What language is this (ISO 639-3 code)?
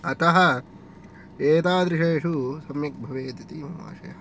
san